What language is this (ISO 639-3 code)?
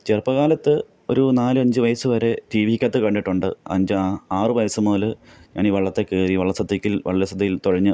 mal